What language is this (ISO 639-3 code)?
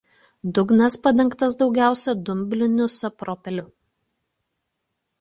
lit